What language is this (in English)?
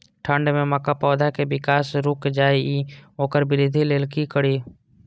Maithili